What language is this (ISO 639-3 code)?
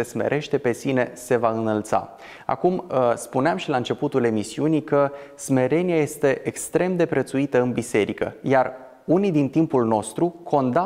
ron